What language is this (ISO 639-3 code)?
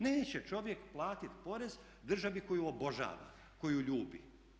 hrv